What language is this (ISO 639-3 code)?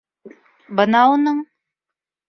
bak